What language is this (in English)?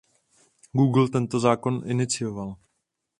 Czech